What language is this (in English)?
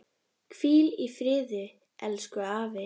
Icelandic